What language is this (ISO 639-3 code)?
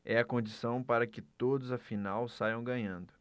por